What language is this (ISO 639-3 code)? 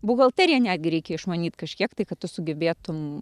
lit